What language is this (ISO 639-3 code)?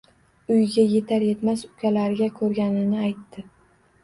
uzb